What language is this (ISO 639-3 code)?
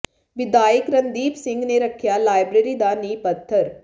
pan